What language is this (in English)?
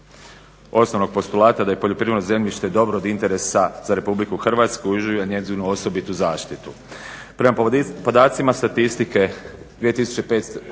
Croatian